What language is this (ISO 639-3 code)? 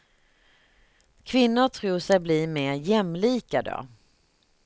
swe